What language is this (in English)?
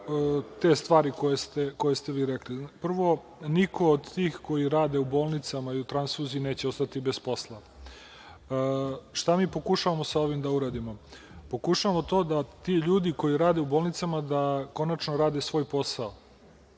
Serbian